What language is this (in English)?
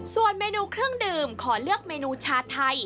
Thai